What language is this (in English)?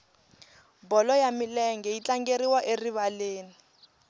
Tsonga